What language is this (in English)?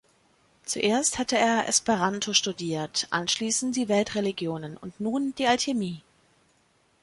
German